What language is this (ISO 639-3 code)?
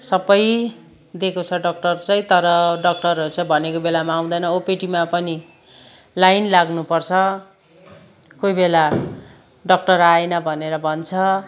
nep